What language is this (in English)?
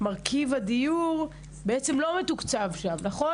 Hebrew